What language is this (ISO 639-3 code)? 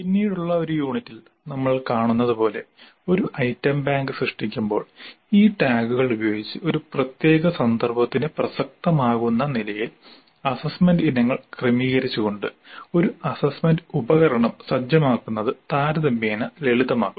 mal